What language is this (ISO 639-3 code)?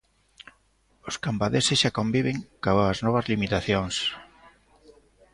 glg